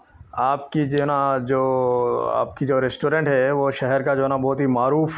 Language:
Urdu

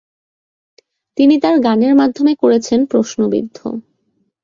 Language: Bangla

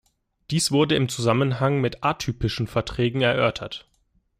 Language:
German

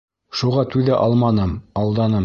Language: Bashkir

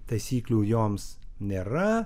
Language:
Lithuanian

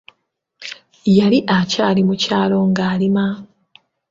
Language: Ganda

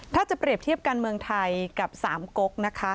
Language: Thai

